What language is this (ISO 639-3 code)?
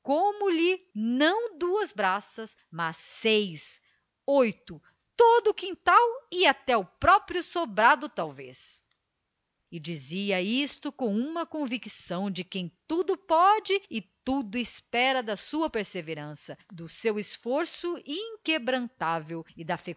por